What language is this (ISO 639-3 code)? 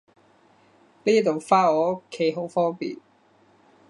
yue